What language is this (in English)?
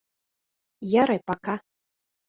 Bashkir